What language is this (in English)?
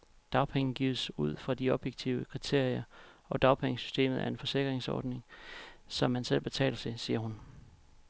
Danish